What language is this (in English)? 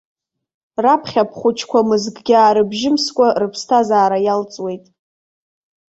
Abkhazian